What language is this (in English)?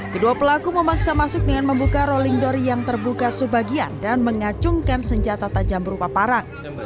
Indonesian